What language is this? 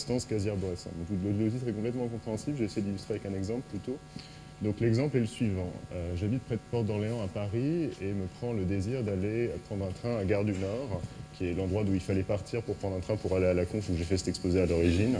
French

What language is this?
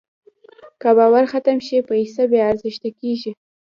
Pashto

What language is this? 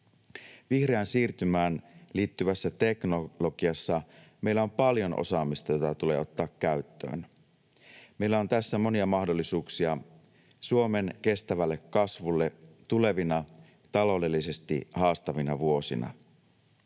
Finnish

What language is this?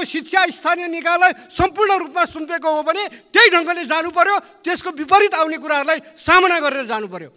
Turkish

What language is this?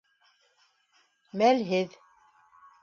Bashkir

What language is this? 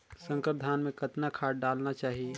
Chhattisgarhi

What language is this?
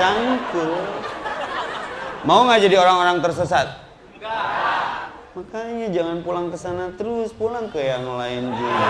Indonesian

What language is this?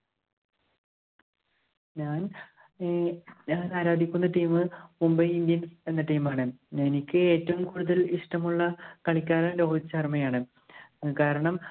Malayalam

